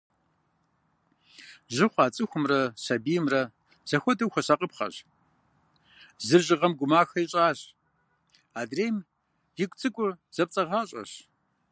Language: Kabardian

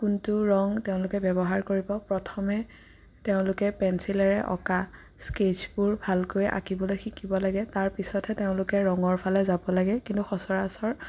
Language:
Assamese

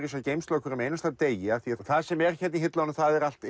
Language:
Icelandic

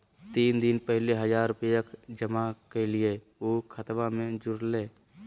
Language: Magahi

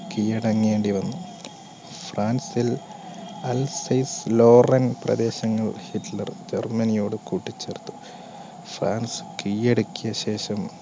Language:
Malayalam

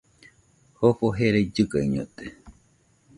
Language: Nüpode Huitoto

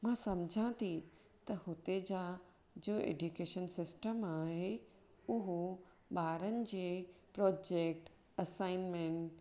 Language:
Sindhi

